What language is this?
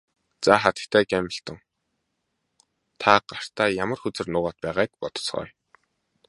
Mongolian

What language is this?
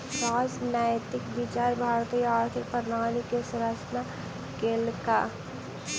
Maithili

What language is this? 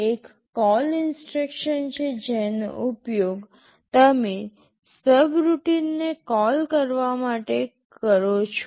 Gujarati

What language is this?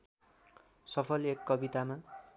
Nepali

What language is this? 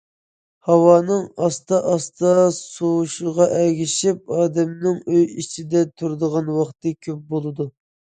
Uyghur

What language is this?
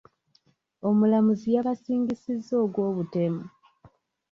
Ganda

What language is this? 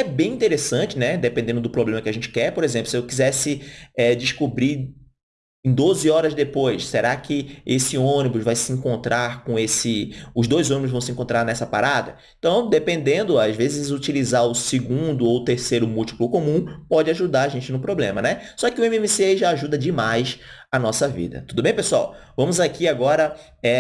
Portuguese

